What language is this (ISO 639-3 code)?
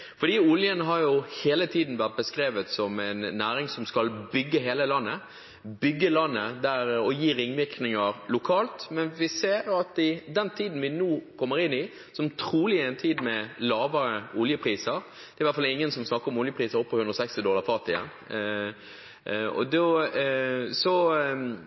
nob